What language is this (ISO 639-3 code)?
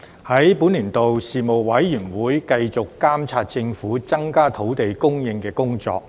yue